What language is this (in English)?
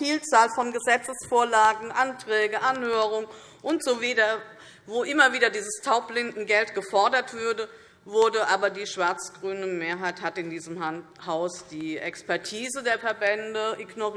German